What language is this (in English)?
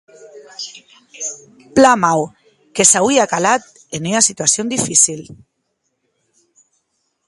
Occitan